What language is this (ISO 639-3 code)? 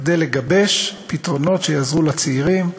heb